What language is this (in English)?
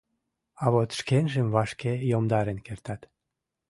Mari